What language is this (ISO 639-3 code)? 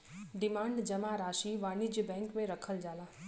bho